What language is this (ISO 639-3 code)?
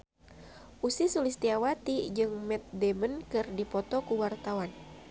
sun